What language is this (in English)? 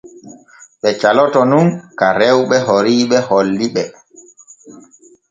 Borgu Fulfulde